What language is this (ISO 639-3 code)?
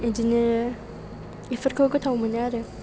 brx